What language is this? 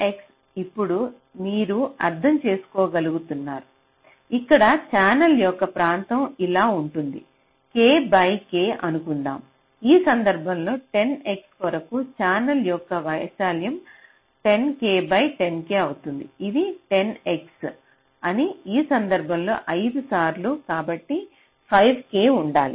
Telugu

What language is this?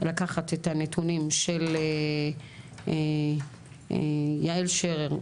Hebrew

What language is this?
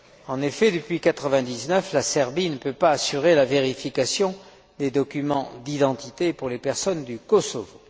French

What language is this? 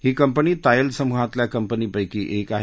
Marathi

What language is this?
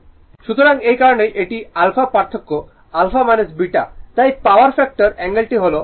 Bangla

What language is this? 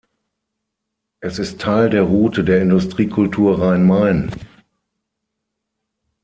German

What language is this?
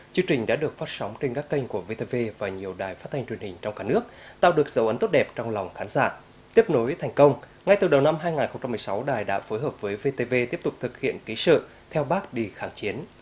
Vietnamese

